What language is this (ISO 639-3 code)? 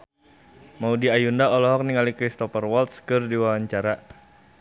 sun